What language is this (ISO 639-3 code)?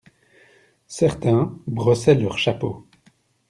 fra